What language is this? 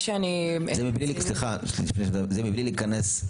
Hebrew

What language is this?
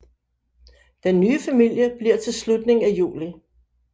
Danish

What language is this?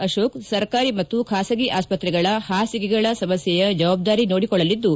Kannada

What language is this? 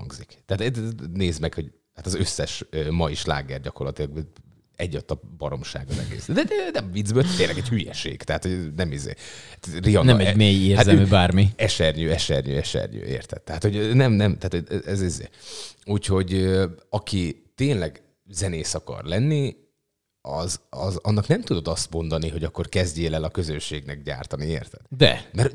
Hungarian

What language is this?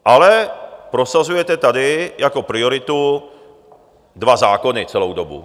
Czech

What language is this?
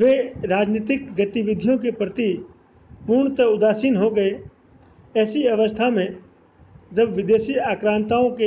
Hindi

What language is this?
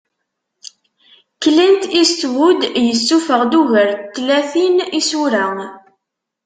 Kabyle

